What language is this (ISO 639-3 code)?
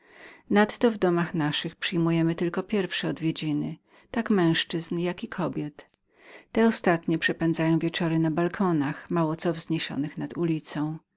pol